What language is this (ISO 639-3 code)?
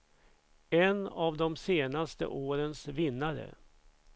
swe